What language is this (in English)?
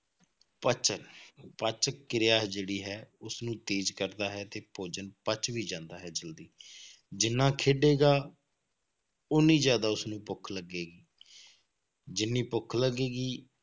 Punjabi